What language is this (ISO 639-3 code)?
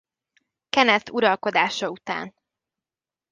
hun